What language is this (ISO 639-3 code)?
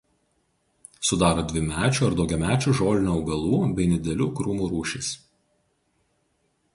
lit